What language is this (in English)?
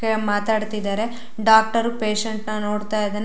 Kannada